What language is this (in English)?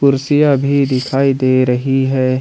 Hindi